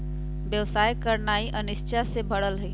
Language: Magahi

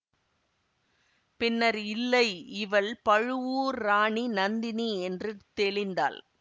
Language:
Tamil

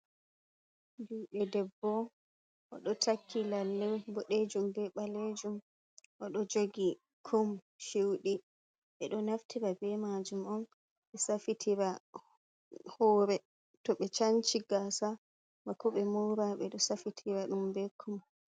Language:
Fula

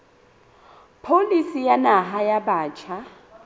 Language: Southern Sotho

